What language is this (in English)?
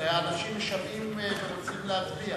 Hebrew